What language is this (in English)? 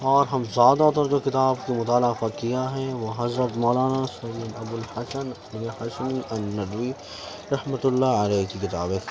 Urdu